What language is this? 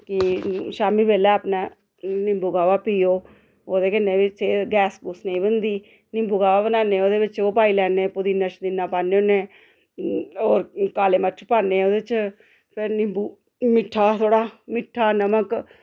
Dogri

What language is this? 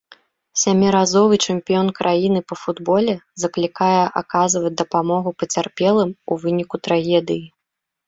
Belarusian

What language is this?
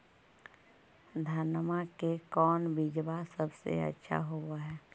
Magahi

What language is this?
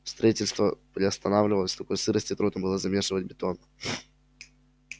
Russian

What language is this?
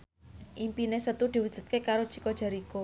Javanese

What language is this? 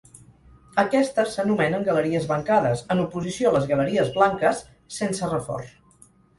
Catalan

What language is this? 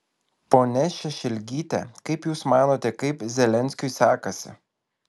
Lithuanian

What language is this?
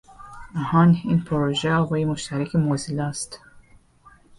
Persian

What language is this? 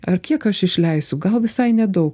Lithuanian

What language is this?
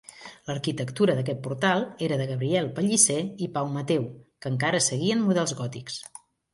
Catalan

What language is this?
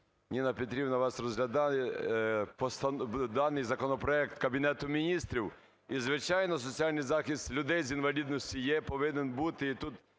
Ukrainian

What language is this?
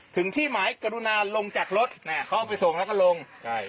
Thai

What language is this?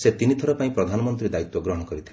Odia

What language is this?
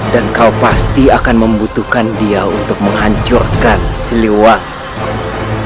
Indonesian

